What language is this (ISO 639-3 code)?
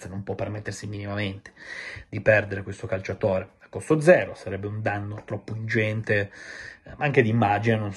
ita